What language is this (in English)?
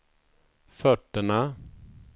Swedish